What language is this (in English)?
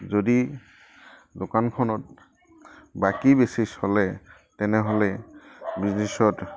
Assamese